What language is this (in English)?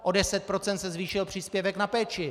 Czech